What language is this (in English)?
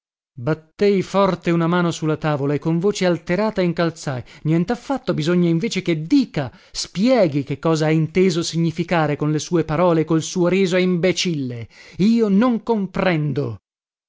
Italian